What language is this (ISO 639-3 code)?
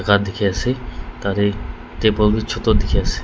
nag